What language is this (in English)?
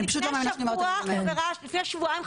Hebrew